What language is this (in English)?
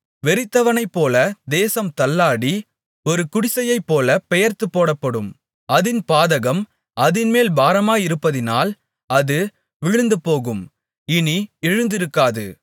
Tamil